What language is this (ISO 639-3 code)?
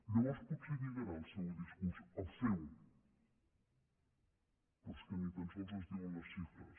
cat